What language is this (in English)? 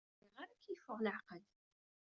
Kabyle